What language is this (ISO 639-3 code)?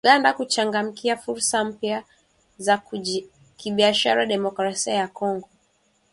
swa